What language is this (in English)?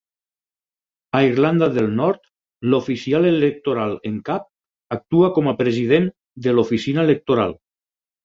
Catalan